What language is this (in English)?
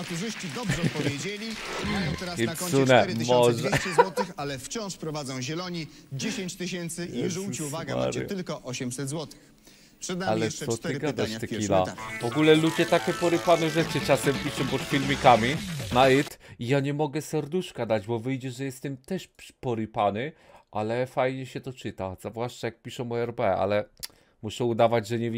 Polish